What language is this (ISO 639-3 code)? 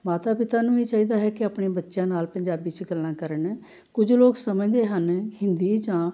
pan